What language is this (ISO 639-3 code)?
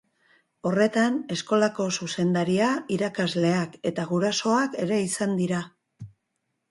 eus